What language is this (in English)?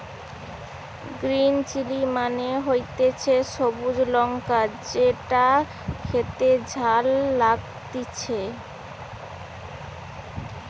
Bangla